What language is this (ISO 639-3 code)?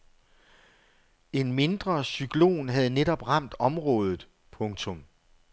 dan